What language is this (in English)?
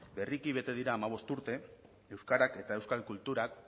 Basque